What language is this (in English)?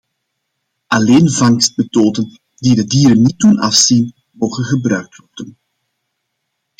Dutch